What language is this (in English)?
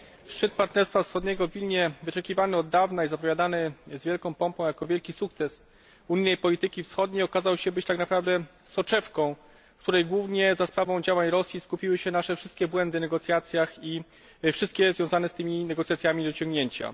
Polish